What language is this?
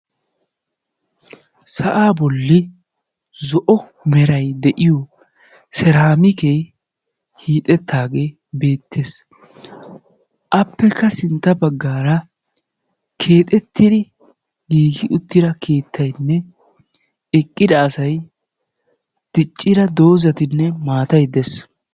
Wolaytta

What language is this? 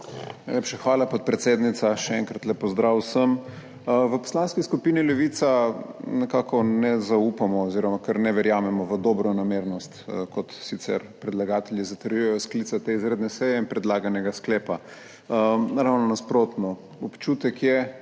Slovenian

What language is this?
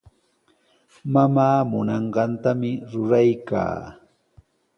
Sihuas Ancash Quechua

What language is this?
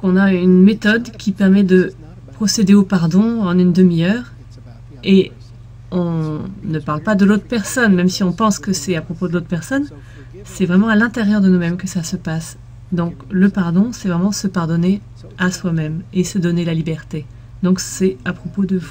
French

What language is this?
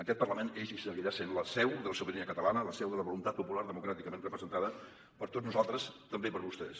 Catalan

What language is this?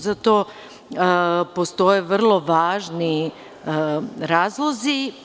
Serbian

